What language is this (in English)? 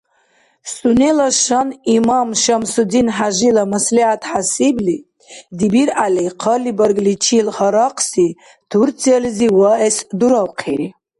Dargwa